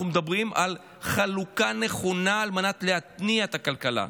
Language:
Hebrew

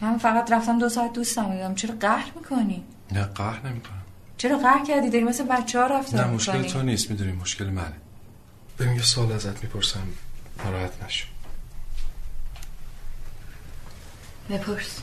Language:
Persian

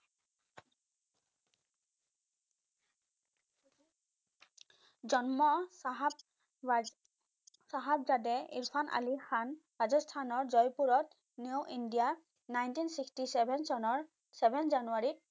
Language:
Assamese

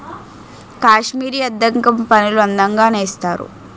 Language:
Telugu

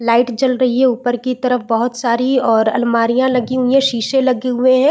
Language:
Hindi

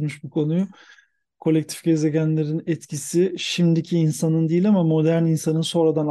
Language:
Turkish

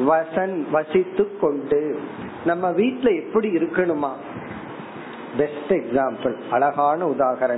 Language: Tamil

